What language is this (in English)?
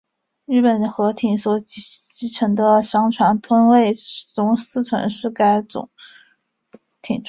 Chinese